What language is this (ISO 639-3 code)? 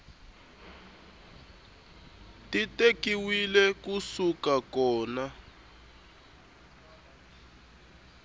tso